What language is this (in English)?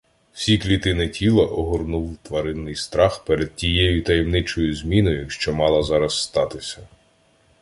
Ukrainian